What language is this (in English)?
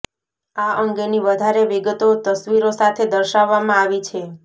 Gujarati